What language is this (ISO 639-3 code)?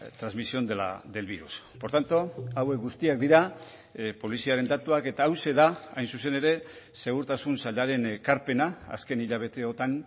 eus